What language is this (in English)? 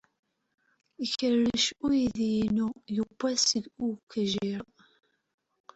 Kabyle